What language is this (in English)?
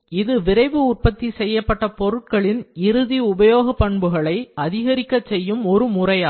Tamil